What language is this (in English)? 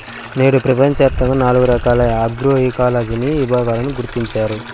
Telugu